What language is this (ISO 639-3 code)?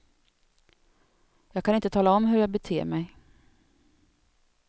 swe